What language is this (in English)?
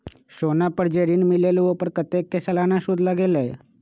Magahi